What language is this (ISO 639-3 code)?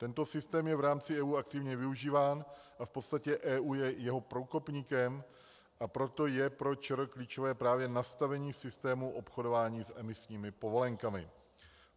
ces